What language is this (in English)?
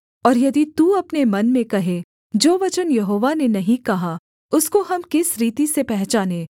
Hindi